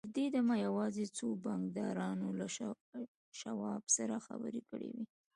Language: Pashto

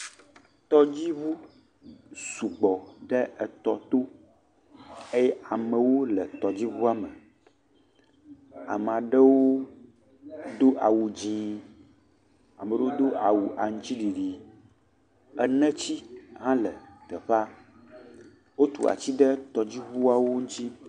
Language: Ewe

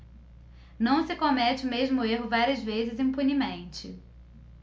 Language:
Portuguese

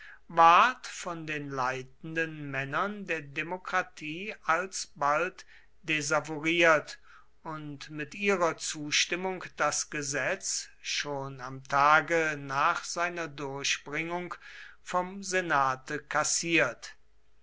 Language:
German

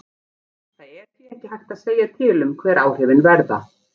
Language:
Icelandic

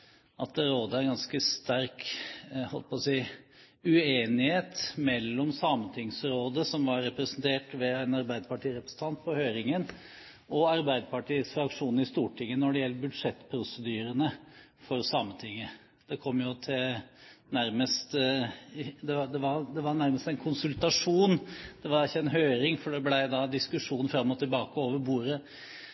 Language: Norwegian Bokmål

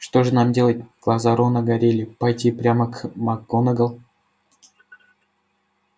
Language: Russian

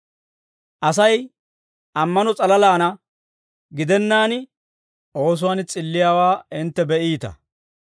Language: Dawro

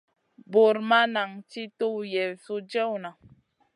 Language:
Masana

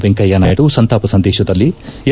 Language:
Kannada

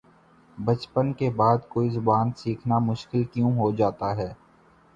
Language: Urdu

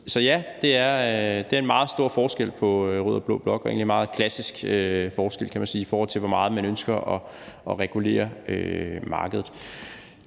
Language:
Danish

